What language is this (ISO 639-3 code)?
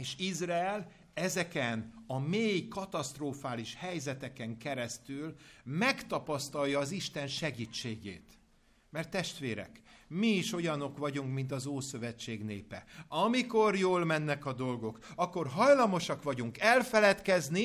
hun